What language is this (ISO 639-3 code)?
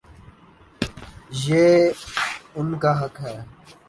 urd